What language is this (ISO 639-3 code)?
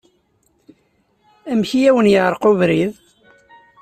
kab